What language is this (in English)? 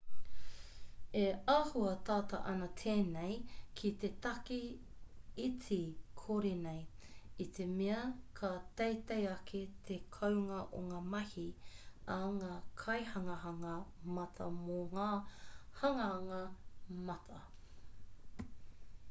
Māori